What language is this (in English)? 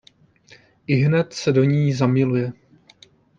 Czech